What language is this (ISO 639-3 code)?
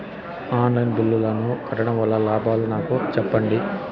tel